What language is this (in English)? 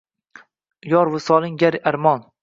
Uzbek